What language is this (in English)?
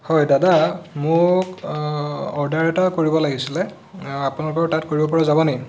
Assamese